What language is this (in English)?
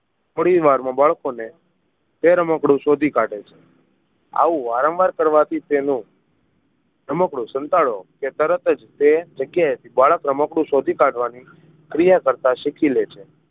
Gujarati